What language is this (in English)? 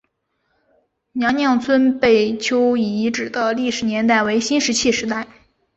Chinese